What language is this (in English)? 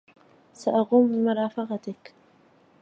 Arabic